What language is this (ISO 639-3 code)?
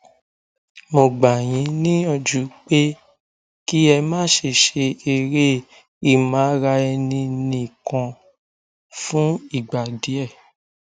yor